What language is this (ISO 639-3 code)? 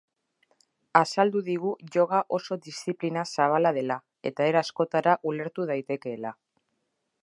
eus